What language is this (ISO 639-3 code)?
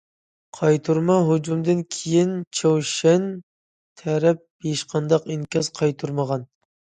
uig